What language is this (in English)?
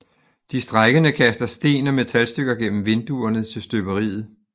Danish